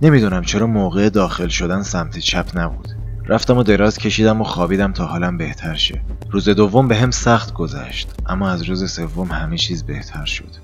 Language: Persian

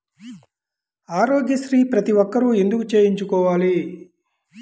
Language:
Telugu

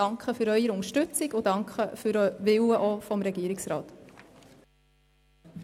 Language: Swiss German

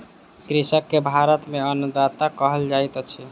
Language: Maithili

